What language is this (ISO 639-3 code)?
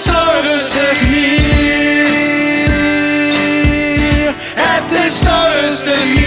nld